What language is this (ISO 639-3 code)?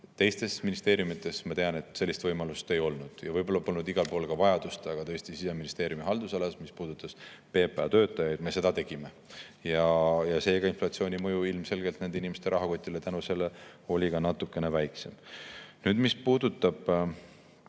est